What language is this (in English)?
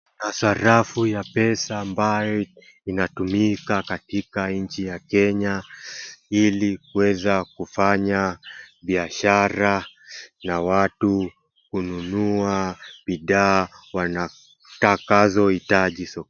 Swahili